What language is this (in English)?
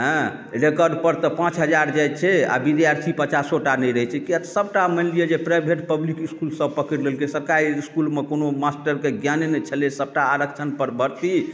Maithili